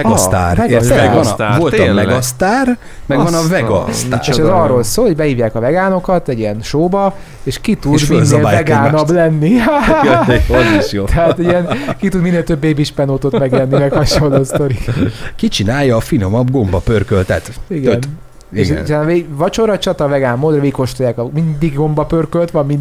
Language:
Hungarian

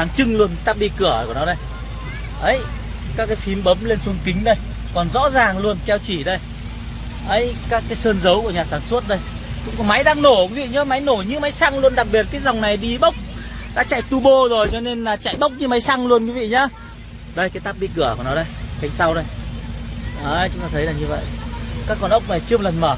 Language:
Vietnamese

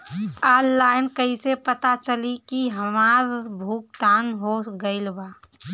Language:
Bhojpuri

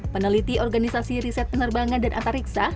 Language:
Indonesian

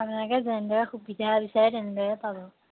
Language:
Assamese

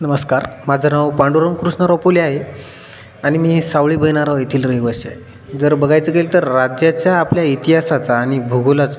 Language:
Marathi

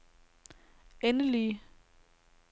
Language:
Danish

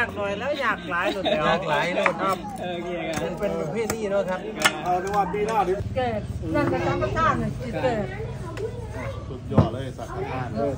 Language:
Thai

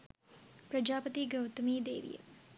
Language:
Sinhala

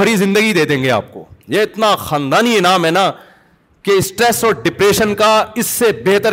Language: Urdu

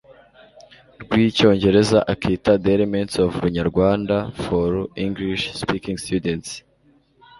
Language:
Kinyarwanda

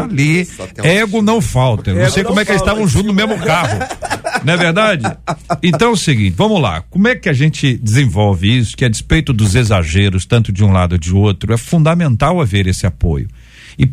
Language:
Portuguese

